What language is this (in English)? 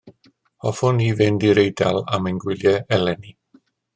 Welsh